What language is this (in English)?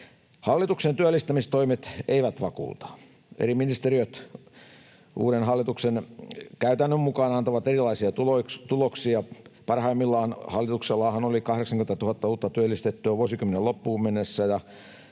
Finnish